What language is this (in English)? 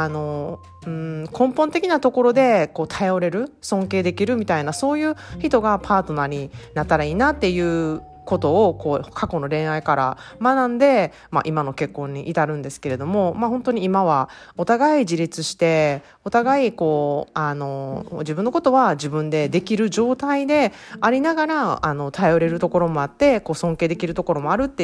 Japanese